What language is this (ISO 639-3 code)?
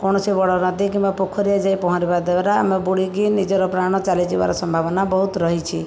ori